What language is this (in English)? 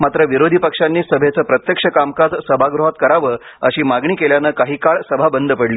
Marathi